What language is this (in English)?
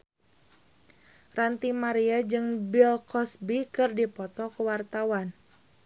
Sundanese